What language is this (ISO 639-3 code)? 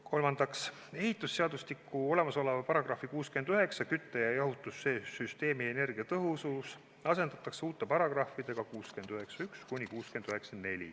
est